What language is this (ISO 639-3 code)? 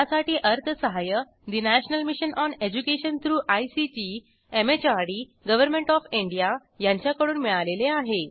mar